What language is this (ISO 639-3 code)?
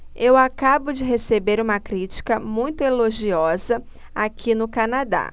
por